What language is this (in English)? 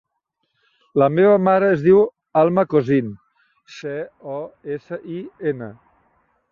Catalan